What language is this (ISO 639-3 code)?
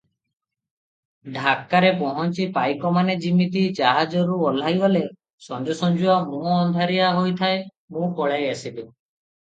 ori